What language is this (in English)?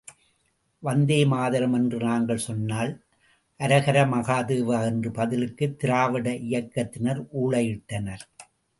Tamil